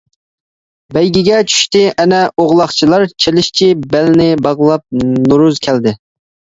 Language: Uyghur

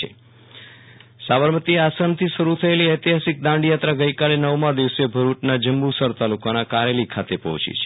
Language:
Gujarati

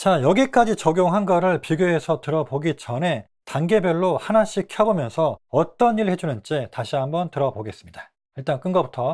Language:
Korean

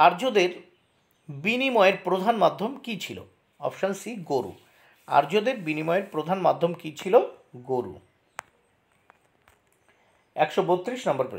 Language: Hindi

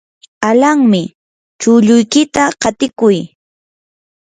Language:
Yanahuanca Pasco Quechua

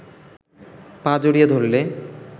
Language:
Bangla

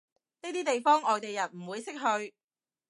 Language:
Cantonese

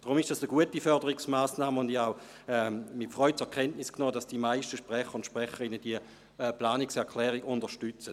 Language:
Swiss German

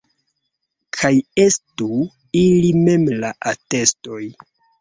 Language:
Esperanto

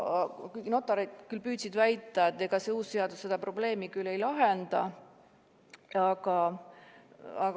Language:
Estonian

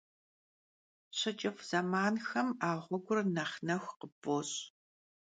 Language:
Kabardian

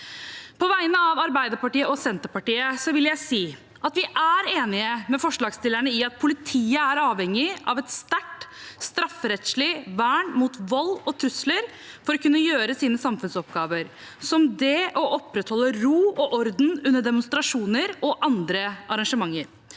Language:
Norwegian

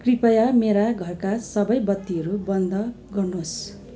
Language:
Nepali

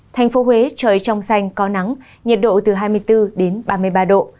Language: Vietnamese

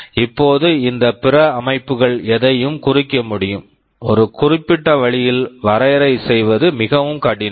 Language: Tamil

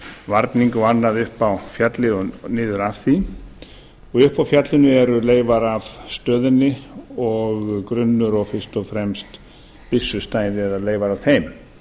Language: Icelandic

